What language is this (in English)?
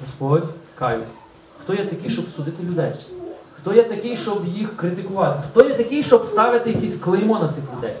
Ukrainian